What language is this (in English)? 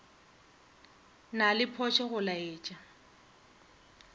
Northern Sotho